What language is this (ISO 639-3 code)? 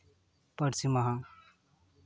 sat